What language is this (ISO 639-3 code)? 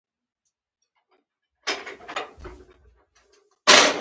pus